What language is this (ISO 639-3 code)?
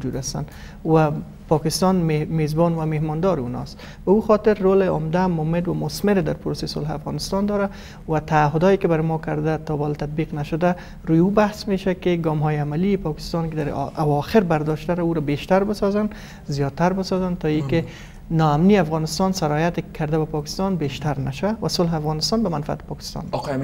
fas